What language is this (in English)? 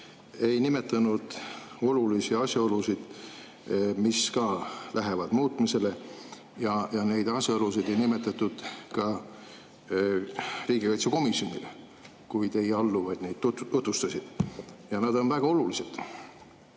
Estonian